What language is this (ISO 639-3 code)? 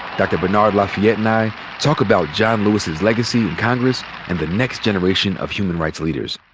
eng